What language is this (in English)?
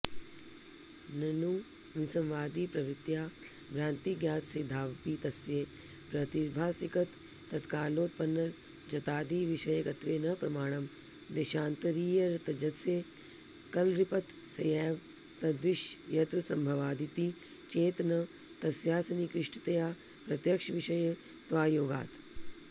Sanskrit